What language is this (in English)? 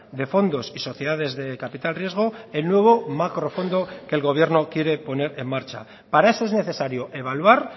Spanish